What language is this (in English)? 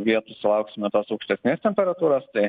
Lithuanian